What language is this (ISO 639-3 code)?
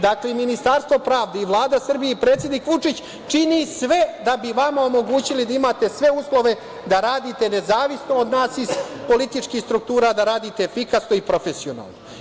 srp